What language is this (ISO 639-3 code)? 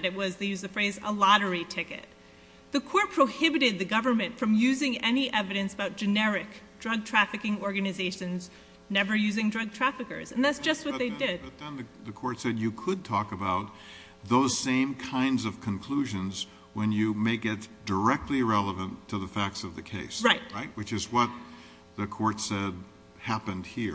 eng